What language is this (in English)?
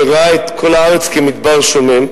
Hebrew